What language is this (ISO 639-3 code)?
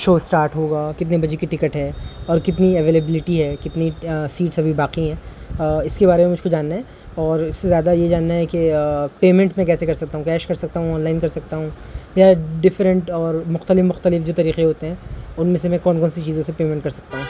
urd